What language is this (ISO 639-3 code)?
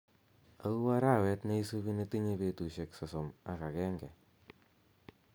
kln